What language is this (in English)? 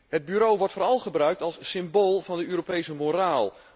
Dutch